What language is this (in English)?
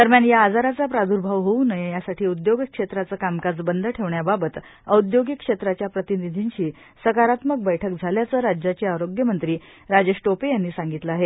Marathi